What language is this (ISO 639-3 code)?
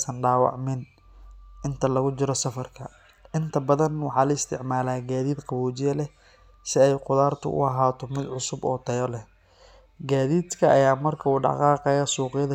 som